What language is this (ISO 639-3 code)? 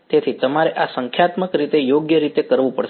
guj